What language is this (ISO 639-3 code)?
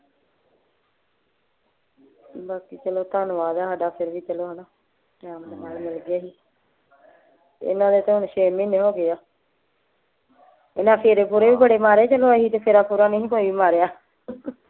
pan